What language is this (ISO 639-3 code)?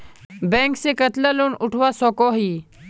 mag